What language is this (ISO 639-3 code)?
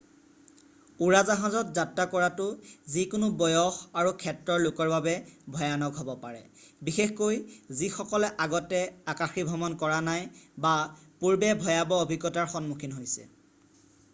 asm